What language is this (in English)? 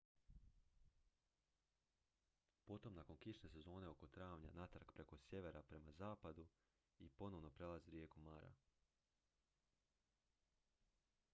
Croatian